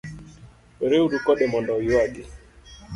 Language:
Luo (Kenya and Tanzania)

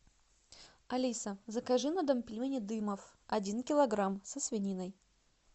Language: Russian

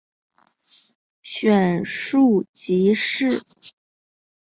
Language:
Chinese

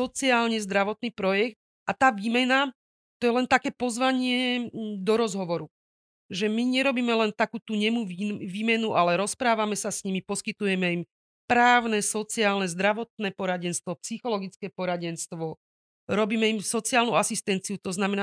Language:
Slovak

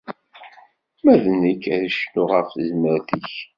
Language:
Kabyle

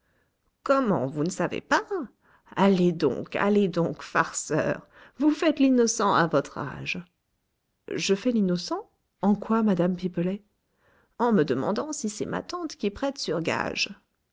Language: French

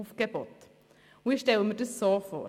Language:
Swiss German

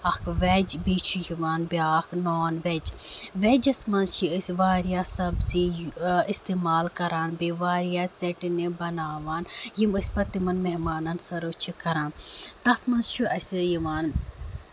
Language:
Kashmiri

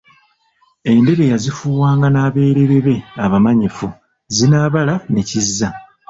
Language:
Ganda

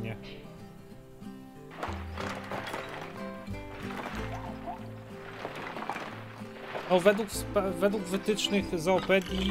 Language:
Polish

